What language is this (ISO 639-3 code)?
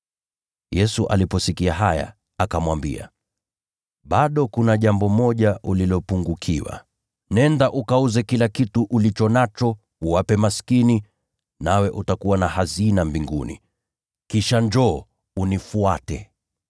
swa